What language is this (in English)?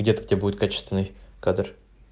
Russian